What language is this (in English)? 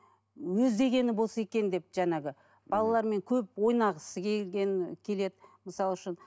Kazakh